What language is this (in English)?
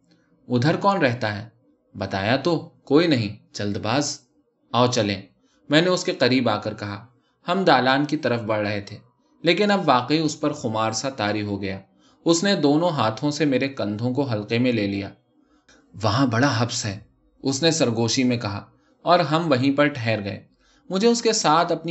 Urdu